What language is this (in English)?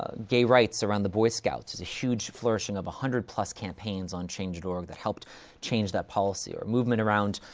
English